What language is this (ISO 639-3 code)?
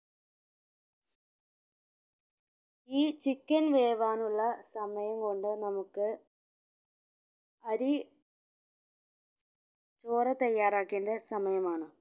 mal